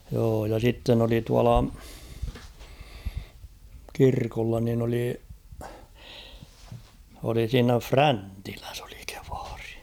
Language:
Finnish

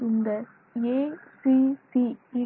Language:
Tamil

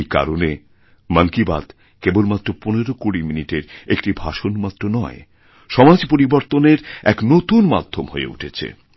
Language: Bangla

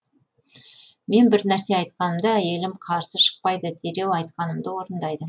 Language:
Kazakh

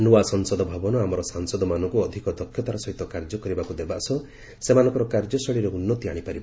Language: Odia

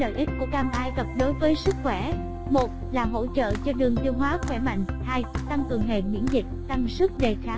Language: Vietnamese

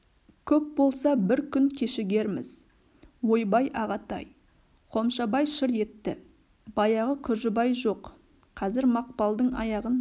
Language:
Kazakh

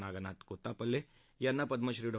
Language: Marathi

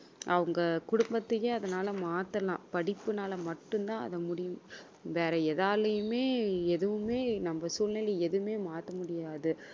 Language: Tamil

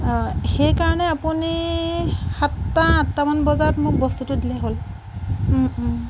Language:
Assamese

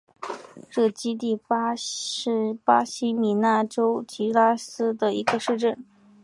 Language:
Chinese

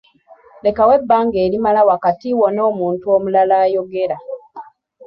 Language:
Ganda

